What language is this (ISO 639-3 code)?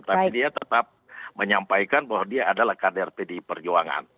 ind